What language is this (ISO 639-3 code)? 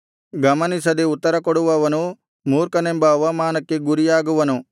kan